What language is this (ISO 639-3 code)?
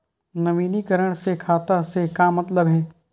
hne